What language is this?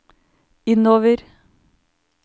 Norwegian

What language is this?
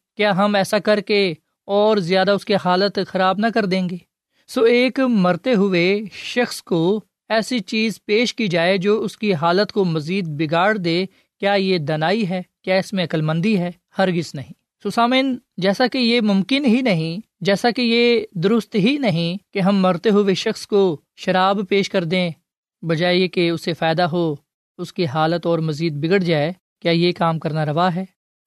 Urdu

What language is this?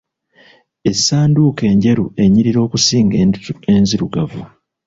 Ganda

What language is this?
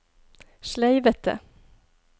Norwegian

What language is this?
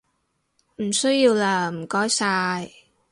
Cantonese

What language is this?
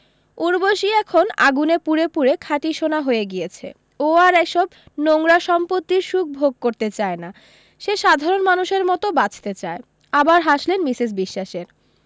Bangla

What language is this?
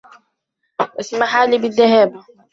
Arabic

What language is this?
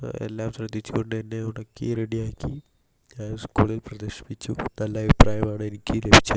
Malayalam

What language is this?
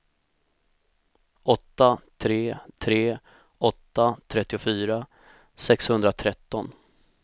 Swedish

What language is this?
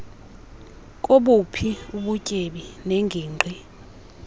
Xhosa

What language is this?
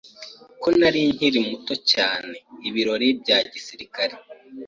Kinyarwanda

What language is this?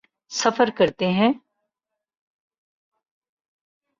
Urdu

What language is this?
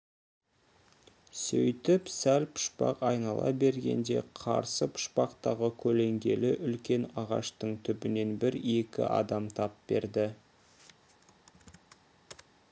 Kazakh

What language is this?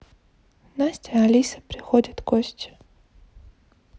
Russian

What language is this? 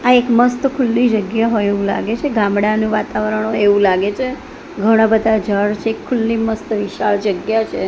Gujarati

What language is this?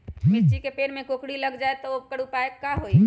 Magahi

